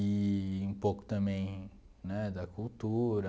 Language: Portuguese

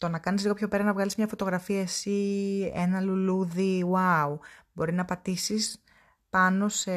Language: Greek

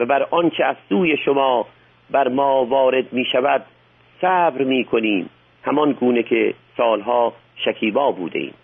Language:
Persian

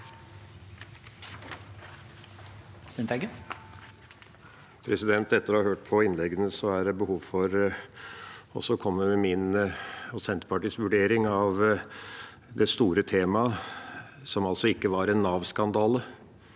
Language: Norwegian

